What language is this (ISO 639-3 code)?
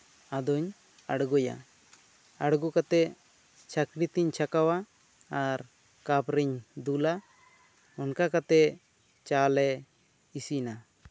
sat